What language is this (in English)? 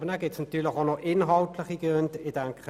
Swiss German